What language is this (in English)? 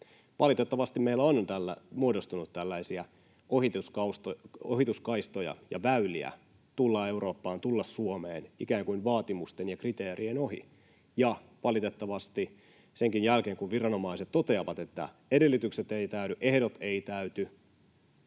Finnish